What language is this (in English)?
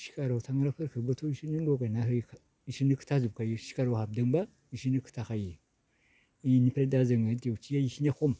Bodo